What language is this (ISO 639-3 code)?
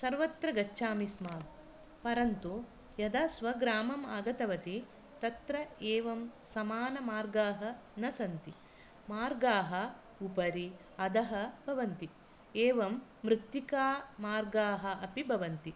san